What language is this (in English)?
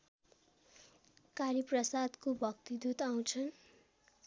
Nepali